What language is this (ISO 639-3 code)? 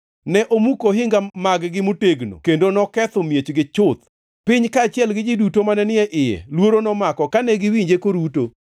luo